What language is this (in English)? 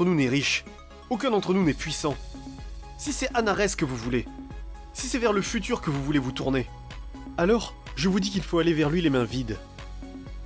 French